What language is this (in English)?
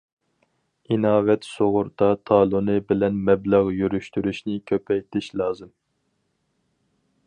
Uyghur